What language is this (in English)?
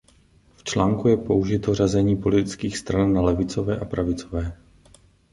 Czech